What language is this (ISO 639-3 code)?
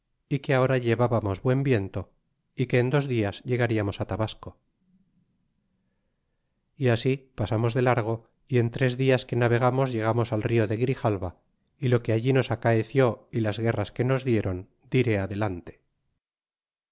spa